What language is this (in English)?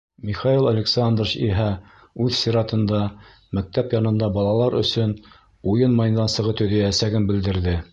Bashkir